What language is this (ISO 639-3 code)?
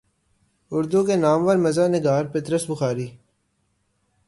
urd